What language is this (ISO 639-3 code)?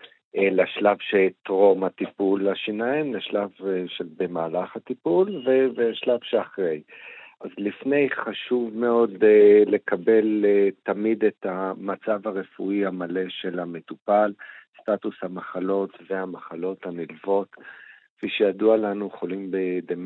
heb